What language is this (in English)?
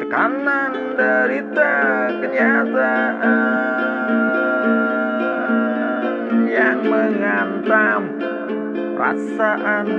Indonesian